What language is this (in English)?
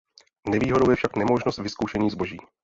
Czech